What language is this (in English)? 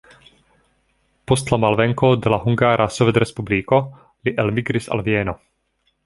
Esperanto